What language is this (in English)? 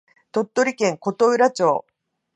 Japanese